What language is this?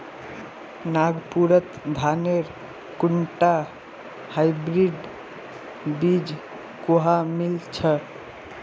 Magahi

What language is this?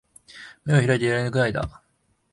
Japanese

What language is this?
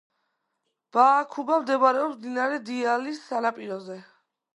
Georgian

